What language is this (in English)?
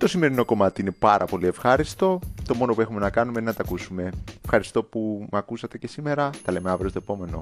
Greek